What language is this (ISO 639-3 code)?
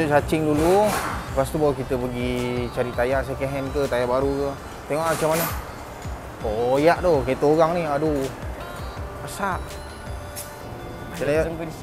msa